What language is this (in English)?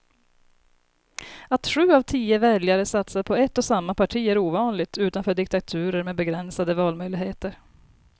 Swedish